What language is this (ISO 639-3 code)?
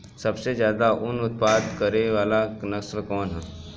bho